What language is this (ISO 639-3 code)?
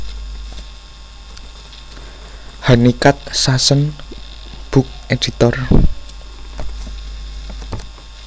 jav